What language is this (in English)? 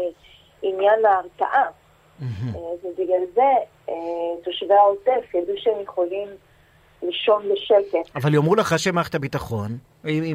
Hebrew